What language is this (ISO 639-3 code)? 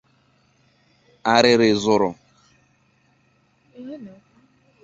ibo